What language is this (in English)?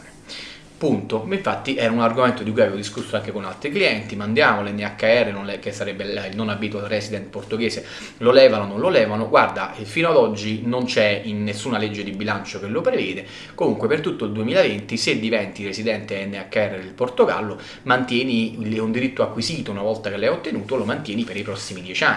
Italian